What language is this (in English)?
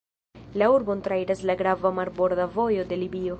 Esperanto